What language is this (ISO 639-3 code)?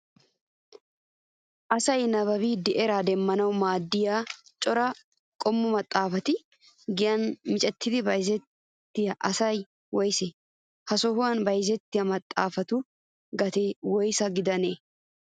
wal